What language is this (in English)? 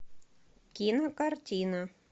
Russian